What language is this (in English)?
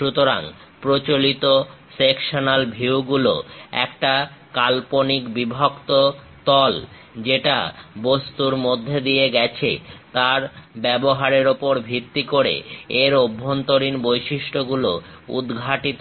Bangla